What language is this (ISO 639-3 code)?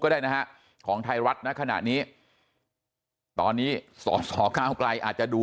tha